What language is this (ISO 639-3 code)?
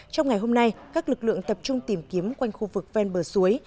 vie